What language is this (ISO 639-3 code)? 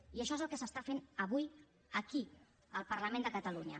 cat